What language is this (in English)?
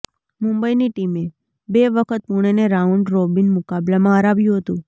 Gujarati